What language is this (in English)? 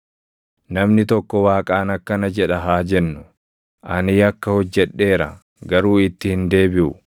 Oromo